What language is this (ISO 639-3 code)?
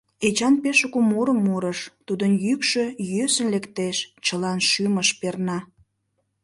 chm